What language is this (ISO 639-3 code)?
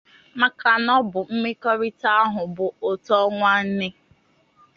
ibo